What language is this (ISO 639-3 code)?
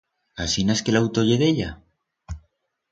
arg